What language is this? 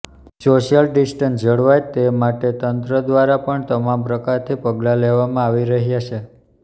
Gujarati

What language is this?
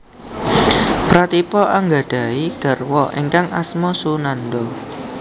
Javanese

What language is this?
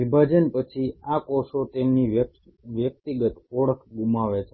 Gujarati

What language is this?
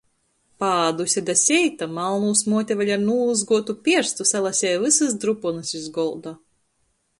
Latgalian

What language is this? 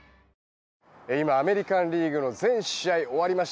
Japanese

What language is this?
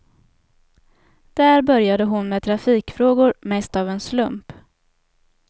Swedish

